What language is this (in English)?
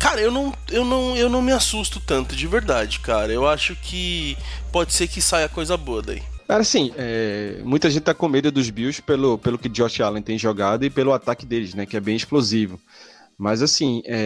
Portuguese